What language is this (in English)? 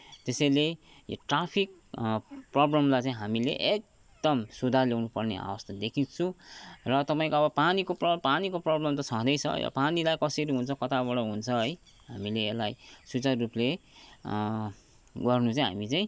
Nepali